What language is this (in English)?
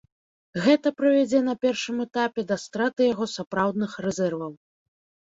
Belarusian